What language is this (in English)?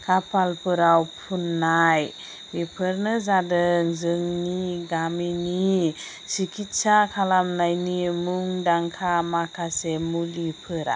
Bodo